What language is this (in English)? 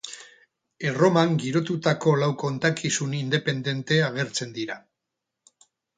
Basque